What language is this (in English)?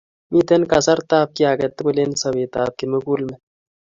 Kalenjin